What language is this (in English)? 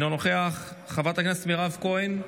Hebrew